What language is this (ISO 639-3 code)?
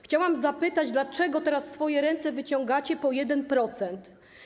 pol